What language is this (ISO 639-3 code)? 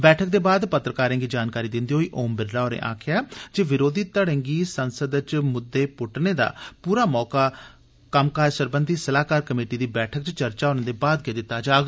doi